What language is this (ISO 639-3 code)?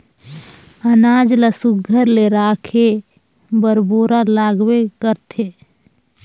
hne